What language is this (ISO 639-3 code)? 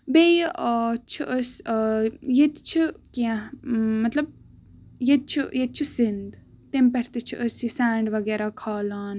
kas